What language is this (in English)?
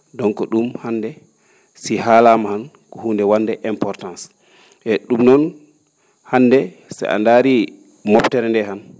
Fula